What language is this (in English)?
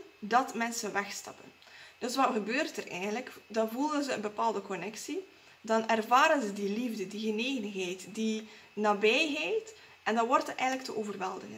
Dutch